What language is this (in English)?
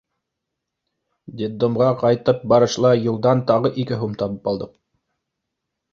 Bashkir